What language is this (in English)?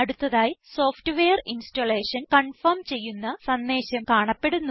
Malayalam